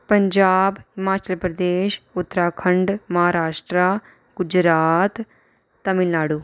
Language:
Dogri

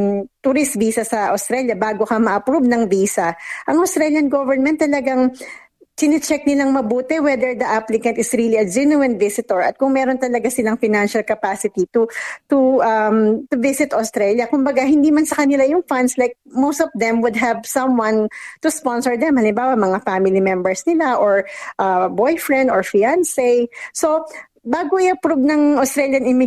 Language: Filipino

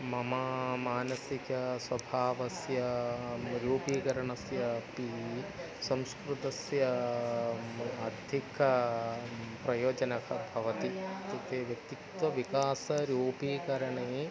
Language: Sanskrit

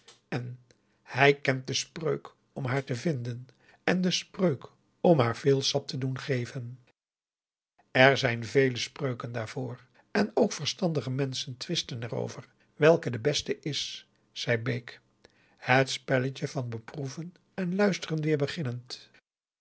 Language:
Dutch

